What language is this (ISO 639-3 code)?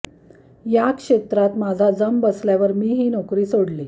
mar